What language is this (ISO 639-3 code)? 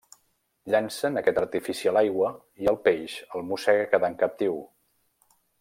cat